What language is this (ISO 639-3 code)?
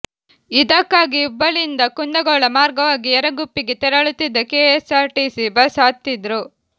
kan